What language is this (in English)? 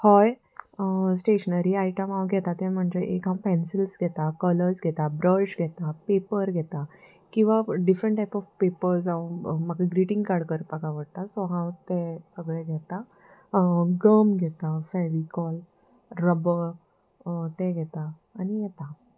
Konkani